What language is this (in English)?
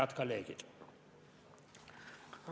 Estonian